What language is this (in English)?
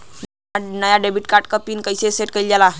Bhojpuri